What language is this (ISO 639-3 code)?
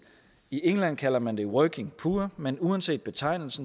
dan